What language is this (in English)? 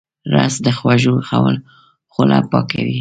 Pashto